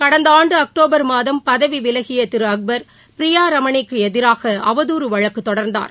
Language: Tamil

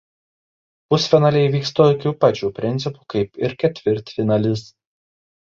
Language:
Lithuanian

